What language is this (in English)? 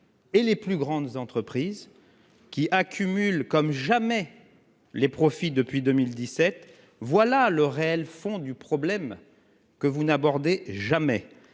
French